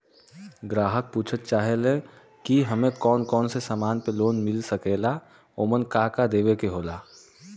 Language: Bhojpuri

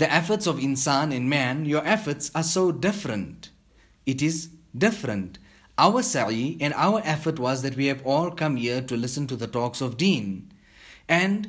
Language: English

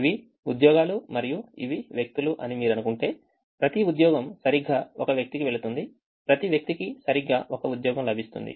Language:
Telugu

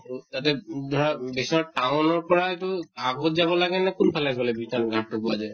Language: Assamese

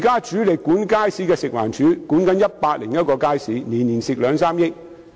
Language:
Cantonese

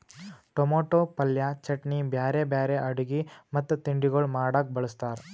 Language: Kannada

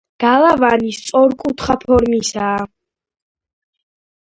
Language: Georgian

